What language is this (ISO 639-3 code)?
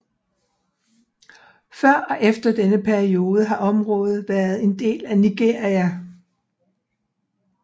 dan